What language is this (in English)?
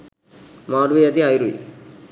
Sinhala